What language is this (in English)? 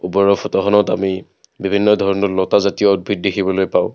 Assamese